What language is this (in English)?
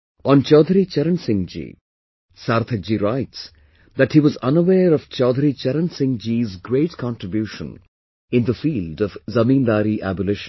English